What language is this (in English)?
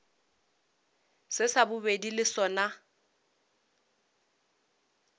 Northern Sotho